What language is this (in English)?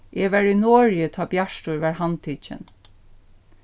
Faroese